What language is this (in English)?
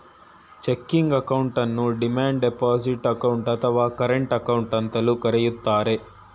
Kannada